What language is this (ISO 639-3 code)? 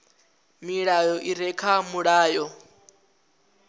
ven